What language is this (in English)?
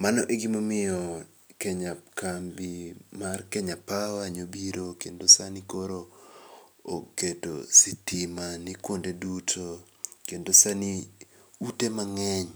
Luo (Kenya and Tanzania)